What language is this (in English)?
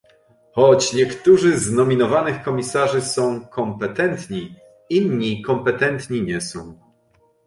Polish